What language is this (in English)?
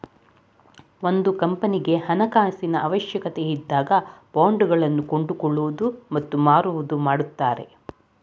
Kannada